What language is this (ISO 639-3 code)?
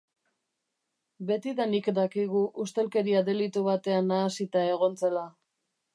eus